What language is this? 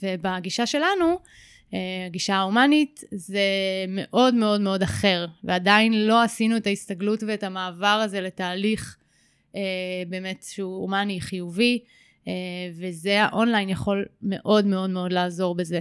Hebrew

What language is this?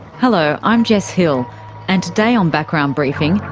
English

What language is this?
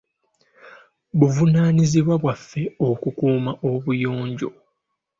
Ganda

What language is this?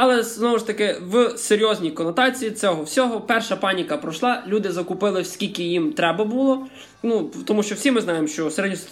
Ukrainian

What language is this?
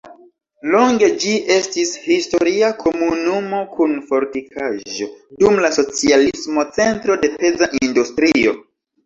Esperanto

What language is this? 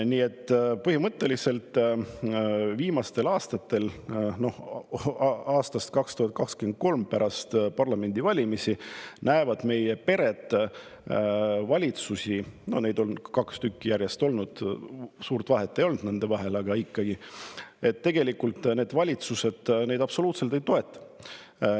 Estonian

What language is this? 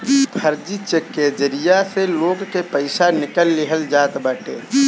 Bhojpuri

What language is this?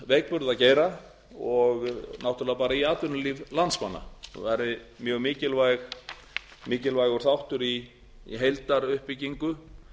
Icelandic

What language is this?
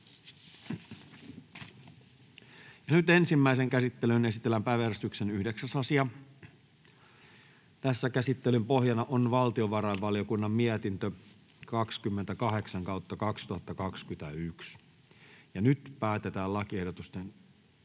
Finnish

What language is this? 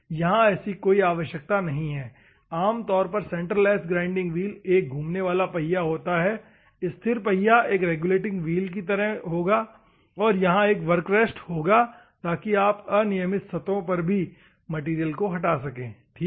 Hindi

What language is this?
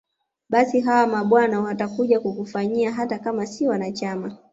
Swahili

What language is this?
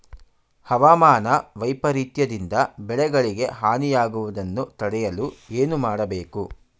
Kannada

